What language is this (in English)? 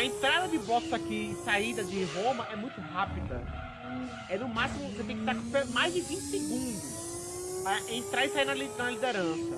Portuguese